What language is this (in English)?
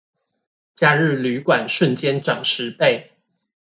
Chinese